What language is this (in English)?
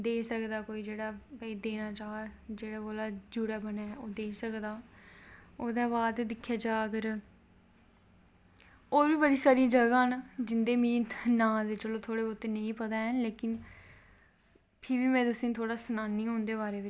Dogri